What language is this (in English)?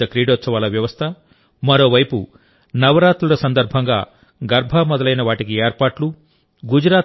Telugu